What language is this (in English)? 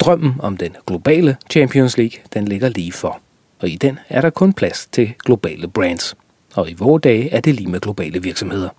Danish